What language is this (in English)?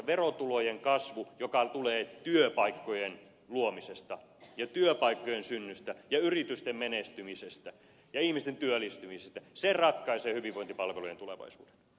Finnish